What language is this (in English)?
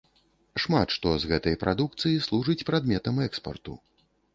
Belarusian